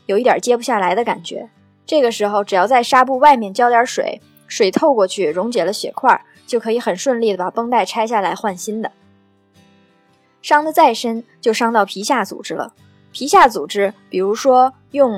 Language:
Chinese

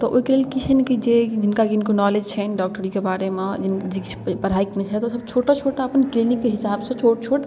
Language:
Maithili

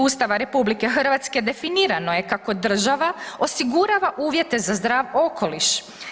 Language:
Croatian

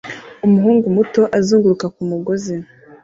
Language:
Kinyarwanda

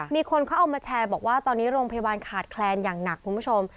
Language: Thai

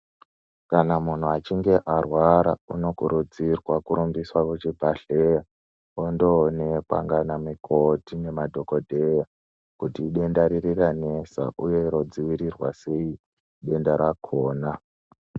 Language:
Ndau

